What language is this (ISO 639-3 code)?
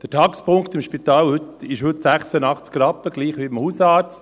gsw